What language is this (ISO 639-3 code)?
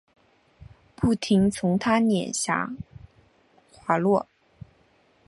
zho